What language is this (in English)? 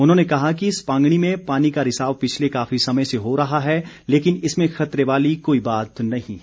Hindi